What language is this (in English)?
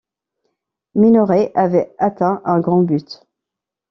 French